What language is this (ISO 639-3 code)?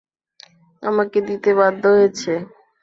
ben